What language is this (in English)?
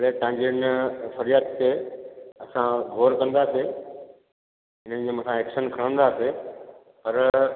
Sindhi